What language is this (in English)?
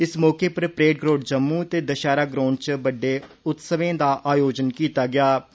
Dogri